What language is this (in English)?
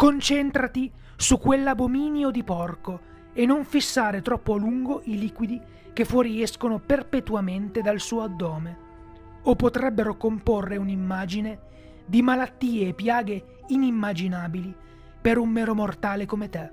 Italian